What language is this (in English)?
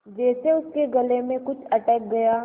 Hindi